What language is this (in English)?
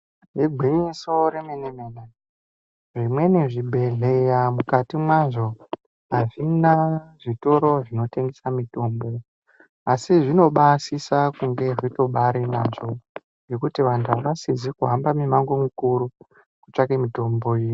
Ndau